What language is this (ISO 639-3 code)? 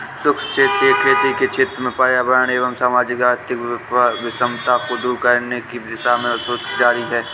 hin